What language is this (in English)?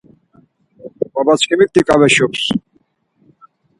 Laz